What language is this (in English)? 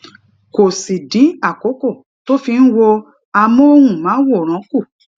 Yoruba